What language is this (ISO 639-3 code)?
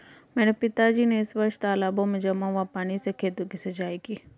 hin